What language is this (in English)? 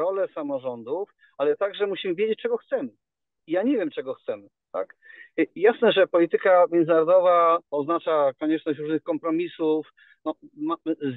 Polish